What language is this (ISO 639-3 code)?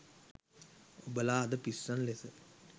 sin